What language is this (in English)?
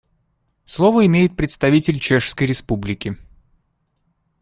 Russian